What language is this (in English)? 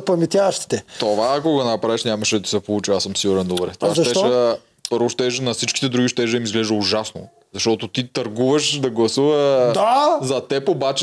Bulgarian